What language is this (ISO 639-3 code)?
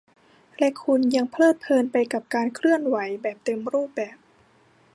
tha